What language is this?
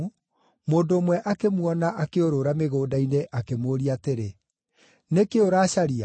Kikuyu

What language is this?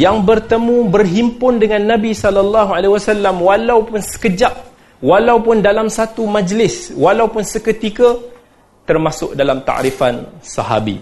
Malay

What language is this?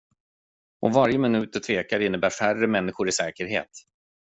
Swedish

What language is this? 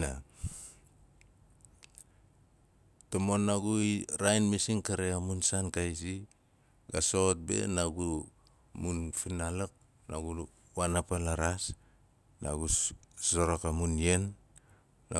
Nalik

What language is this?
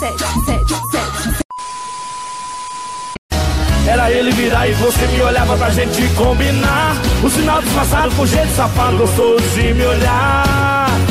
Romanian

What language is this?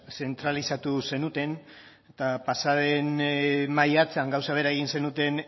Basque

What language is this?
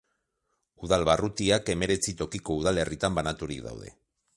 Basque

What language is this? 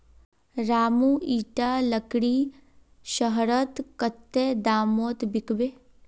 Magahi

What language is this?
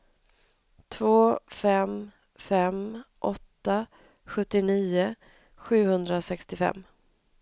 Swedish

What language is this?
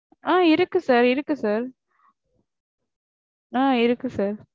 Tamil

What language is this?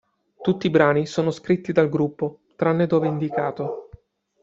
Italian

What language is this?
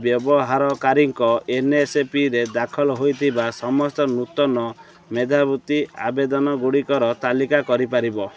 Odia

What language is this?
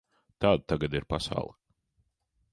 Latvian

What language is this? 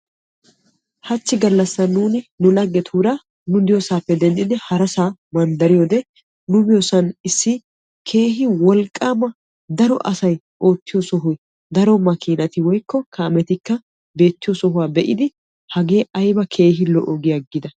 Wolaytta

